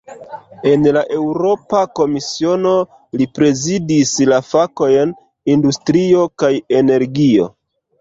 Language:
Esperanto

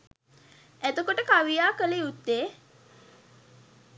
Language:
Sinhala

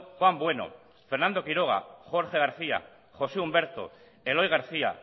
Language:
Basque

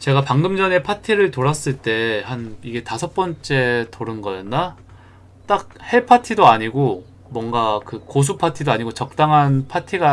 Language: Korean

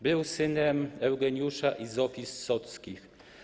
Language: Polish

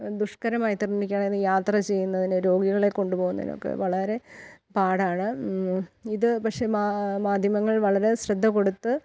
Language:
Malayalam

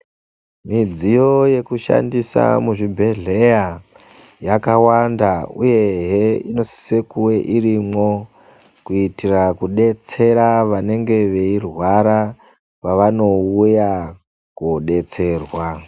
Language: Ndau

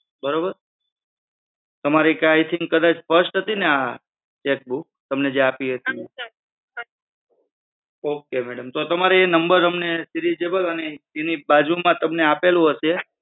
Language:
Gujarati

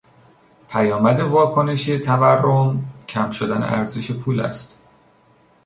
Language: Persian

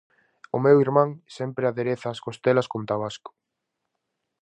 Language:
Galician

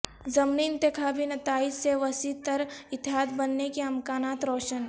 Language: Urdu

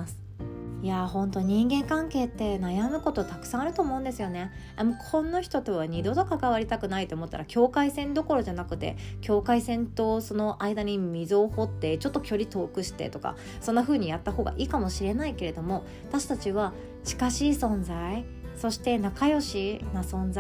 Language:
Japanese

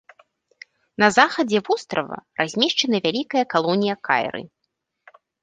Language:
Belarusian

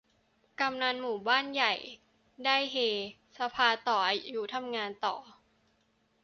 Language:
Thai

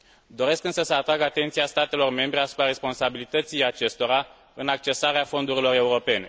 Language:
Romanian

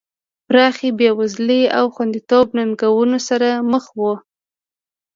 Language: Pashto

